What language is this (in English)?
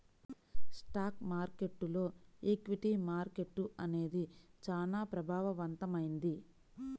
Telugu